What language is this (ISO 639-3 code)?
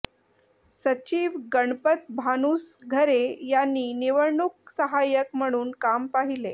mar